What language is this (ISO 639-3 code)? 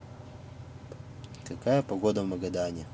rus